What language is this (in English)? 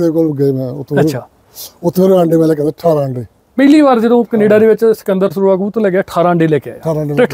Punjabi